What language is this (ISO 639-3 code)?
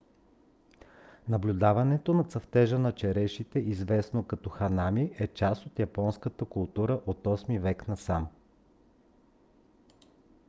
bul